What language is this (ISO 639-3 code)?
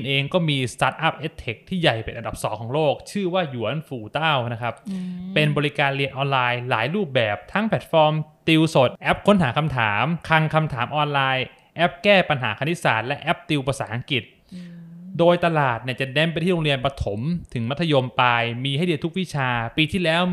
tha